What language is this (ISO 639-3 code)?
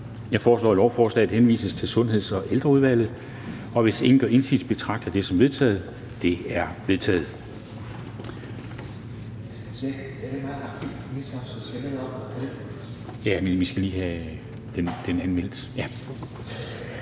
dan